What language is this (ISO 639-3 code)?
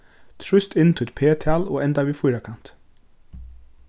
fao